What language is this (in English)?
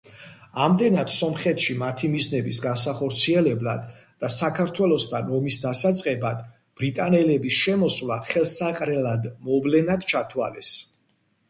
Georgian